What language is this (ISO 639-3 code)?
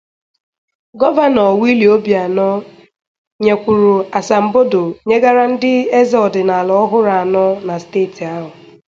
ibo